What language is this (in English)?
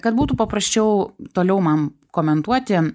Lithuanian